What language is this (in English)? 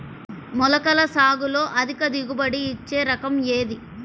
Telugu